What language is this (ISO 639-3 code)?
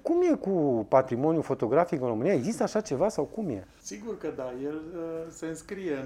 ron